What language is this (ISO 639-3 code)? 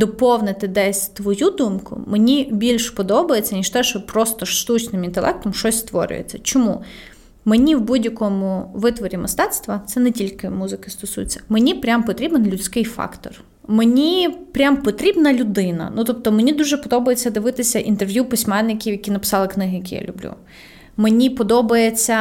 ukr